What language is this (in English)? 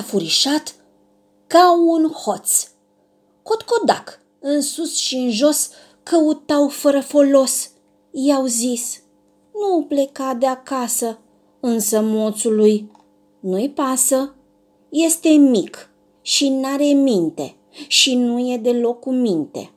Romanian